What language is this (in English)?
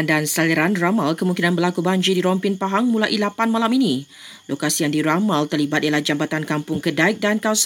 Malay